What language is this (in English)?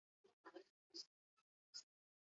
Basque